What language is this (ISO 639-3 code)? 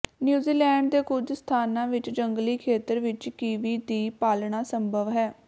pan